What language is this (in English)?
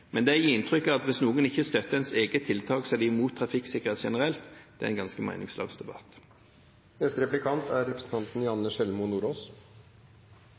Norwegian Bokmål